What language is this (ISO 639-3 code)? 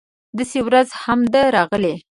pus